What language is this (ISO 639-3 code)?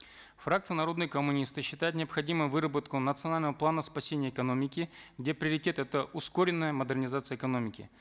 kaz